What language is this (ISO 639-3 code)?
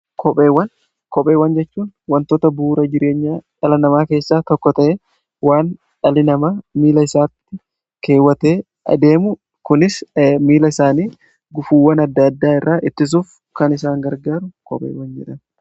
orm